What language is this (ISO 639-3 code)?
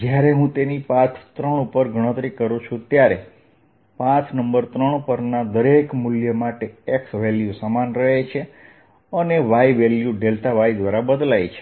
guj